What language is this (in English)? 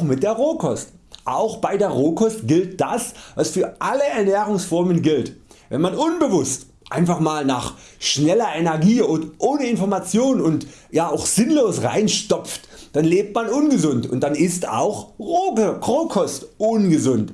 German